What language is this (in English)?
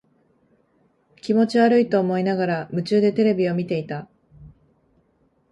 Japanese